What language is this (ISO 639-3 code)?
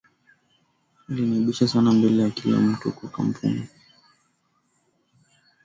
swa